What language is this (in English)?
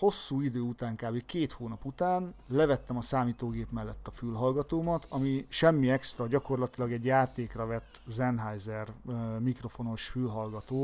Hungarian